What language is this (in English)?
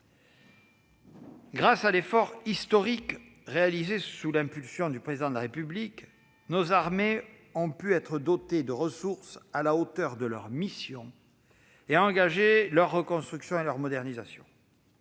French